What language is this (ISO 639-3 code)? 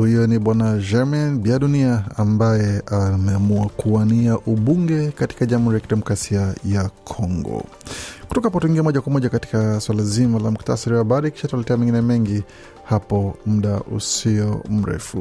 swa